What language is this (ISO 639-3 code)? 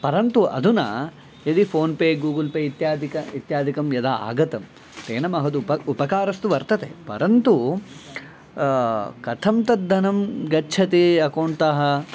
san